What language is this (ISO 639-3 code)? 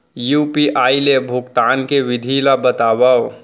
hne